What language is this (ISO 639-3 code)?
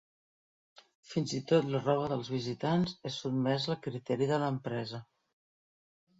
cat